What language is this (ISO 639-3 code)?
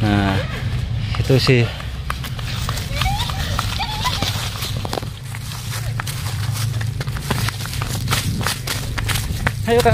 ind